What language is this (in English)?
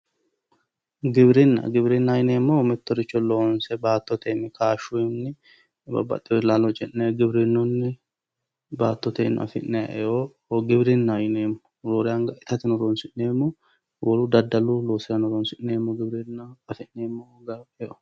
Sidamo